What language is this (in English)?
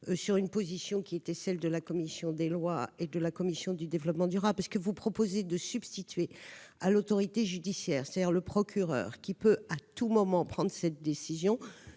French